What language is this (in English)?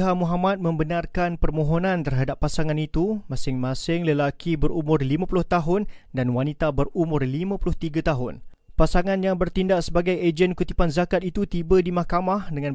Malay